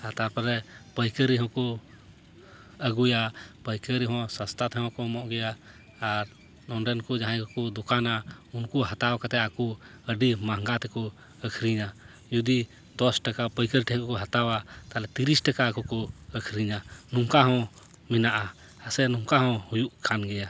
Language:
Santali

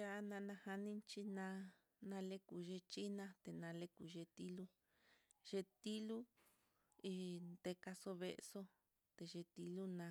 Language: Mitlatongo Mixtec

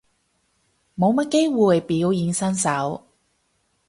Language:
Cantonese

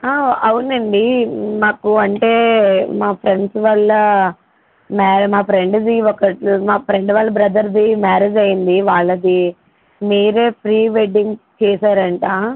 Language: Telugu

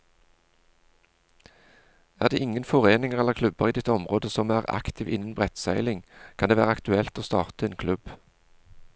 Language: Norwegian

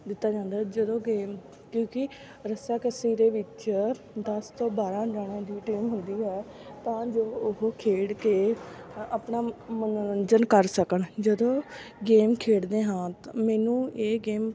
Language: Punjabi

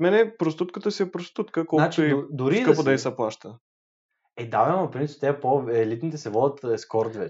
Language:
Bulgarian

